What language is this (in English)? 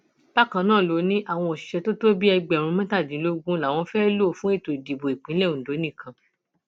Yoruba